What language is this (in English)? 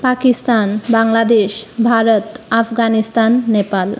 Sanskrit